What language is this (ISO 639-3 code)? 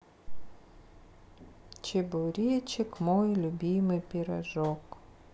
rus